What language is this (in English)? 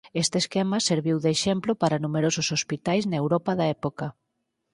Galician